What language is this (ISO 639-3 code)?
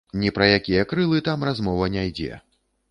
bel